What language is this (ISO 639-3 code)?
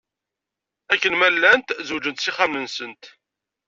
kab